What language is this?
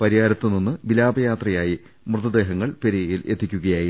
Malayalam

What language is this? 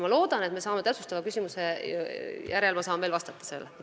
Estonian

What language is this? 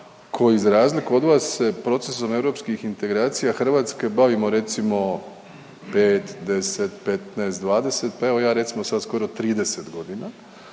Croatian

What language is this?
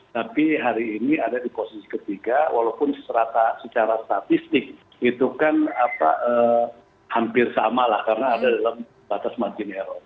Indonesian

